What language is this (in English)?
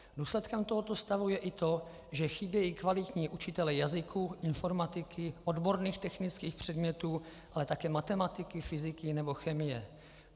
Czech